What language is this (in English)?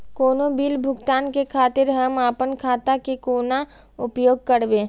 Maithili